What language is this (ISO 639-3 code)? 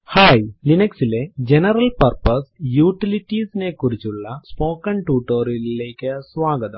mal